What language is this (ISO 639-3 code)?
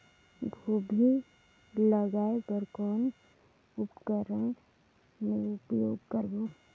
hne